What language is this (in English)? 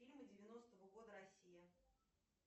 Russian